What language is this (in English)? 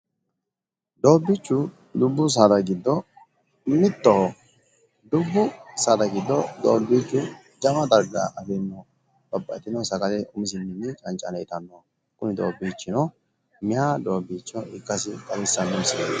Sidamo